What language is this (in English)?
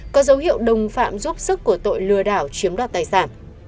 Vietnamese